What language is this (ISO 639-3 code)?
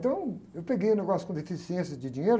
por